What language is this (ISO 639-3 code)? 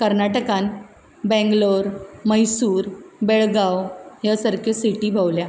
kok